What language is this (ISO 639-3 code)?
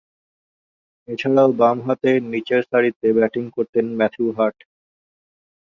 ben